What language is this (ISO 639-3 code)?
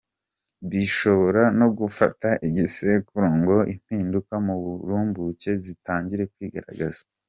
kin